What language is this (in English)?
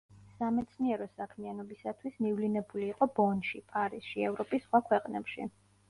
Georgian